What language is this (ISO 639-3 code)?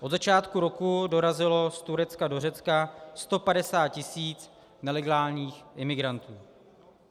ces